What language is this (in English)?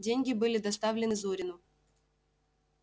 Russian